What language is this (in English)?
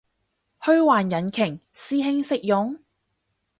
Cantonese